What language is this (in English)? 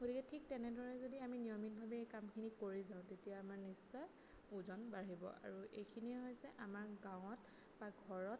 Assamese